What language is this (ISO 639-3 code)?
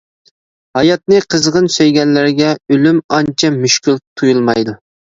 uig